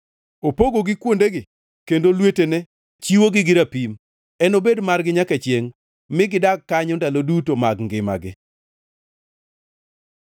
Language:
Luo (Kenya and Tanzania)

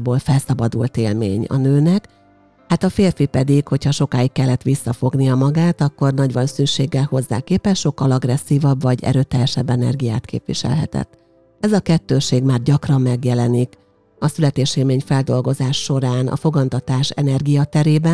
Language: Hungarian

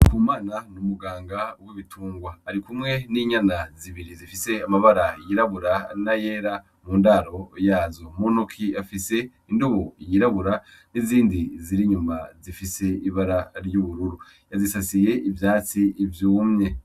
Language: Rundi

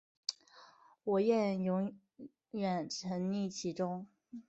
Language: Chinese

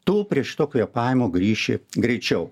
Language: Lithuanian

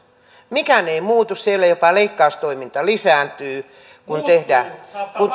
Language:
Finnish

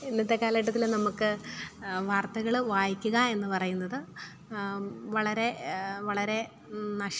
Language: Malayalam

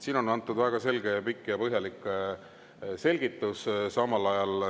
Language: Estonian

